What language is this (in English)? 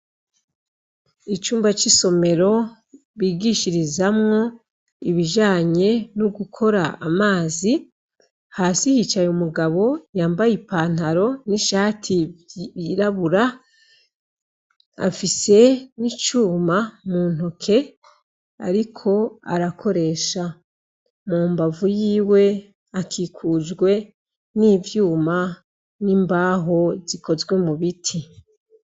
Rundi